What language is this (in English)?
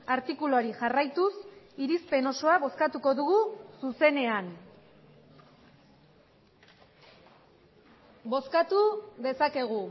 Basque